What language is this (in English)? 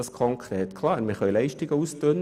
Swiss German